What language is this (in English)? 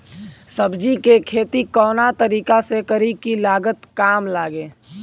Bhojpuri